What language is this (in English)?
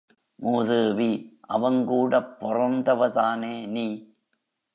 Tamil